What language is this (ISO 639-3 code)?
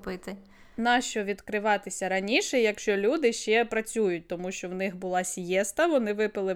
ukr